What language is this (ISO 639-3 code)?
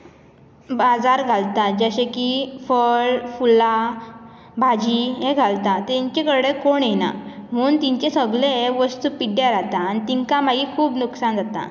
kok